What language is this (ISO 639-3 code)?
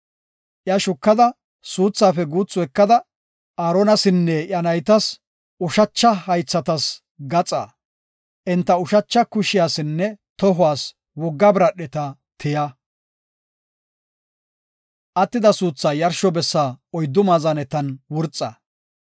gof